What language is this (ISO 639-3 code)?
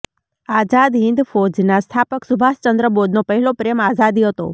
guj